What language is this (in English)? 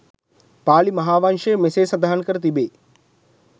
Sinhala